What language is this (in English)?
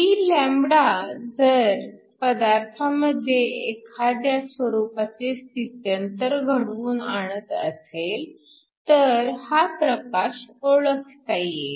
Marathi